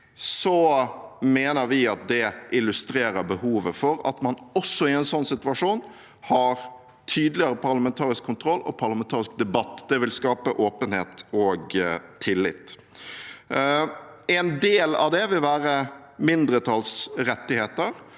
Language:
Norwegian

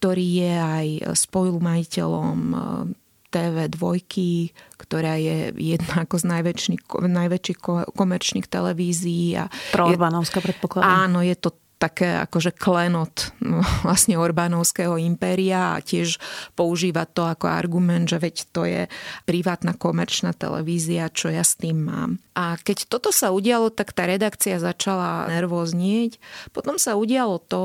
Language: Slovak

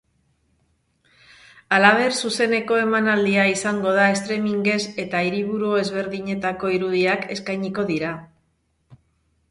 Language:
Basque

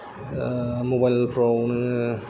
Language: Bodo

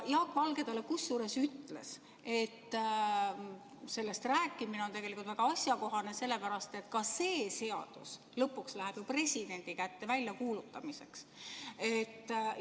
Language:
Estonian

